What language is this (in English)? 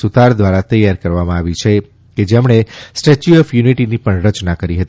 Gujarati